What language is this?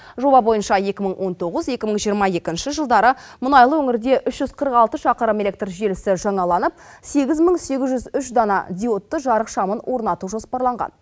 Kazakh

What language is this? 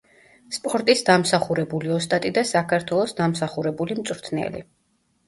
Georgian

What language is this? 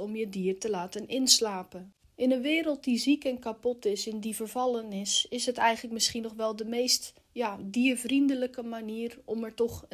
Dutch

